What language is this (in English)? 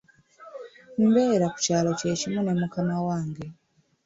Ganda